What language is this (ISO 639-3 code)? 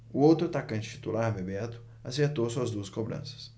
por